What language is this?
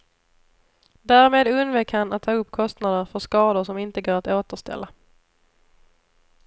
Swedish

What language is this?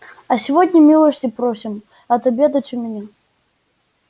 Russian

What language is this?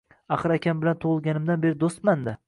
Uzbek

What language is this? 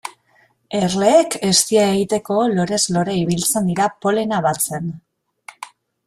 Basque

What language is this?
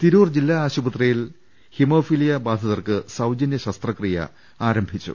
Malayalam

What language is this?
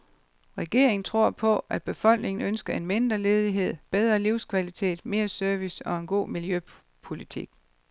Danish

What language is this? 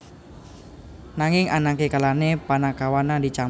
Javanese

